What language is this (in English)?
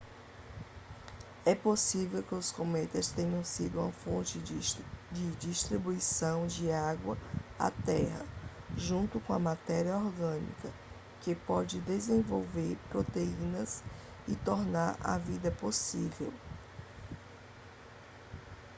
Portuguese